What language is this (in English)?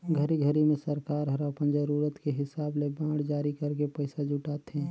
Chhattisgarhi